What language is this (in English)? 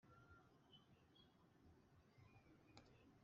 Kinyarwanda